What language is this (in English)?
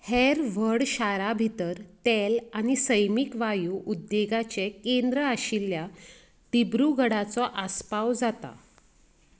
Konkani